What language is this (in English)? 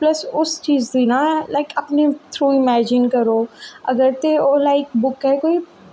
Dogri